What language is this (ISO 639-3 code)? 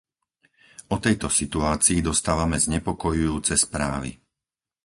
slk